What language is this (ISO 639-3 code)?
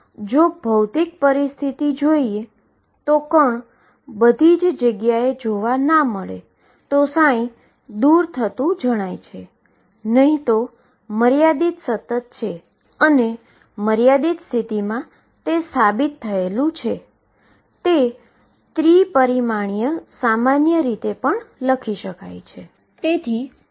guj